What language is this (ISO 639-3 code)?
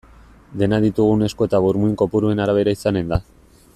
eus